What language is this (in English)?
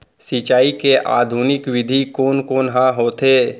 Chhattisgarhi